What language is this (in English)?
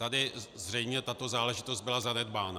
Czech